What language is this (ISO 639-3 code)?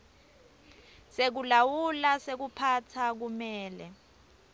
ssw